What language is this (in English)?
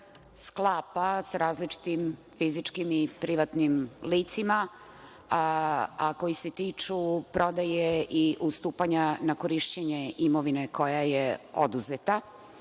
Serbian